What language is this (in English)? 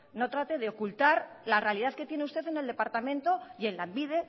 Spanish